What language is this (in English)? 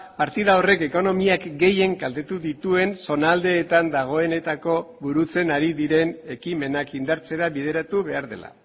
Basque